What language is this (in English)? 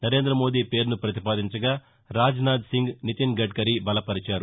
Telugu